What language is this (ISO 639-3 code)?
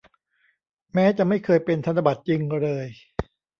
tha